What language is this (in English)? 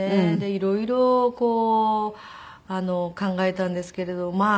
Japanese